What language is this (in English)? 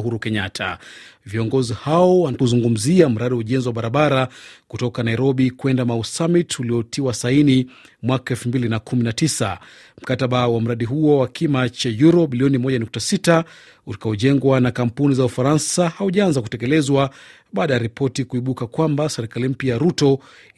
Swahili